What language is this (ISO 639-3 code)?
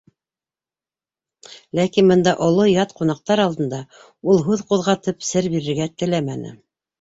bak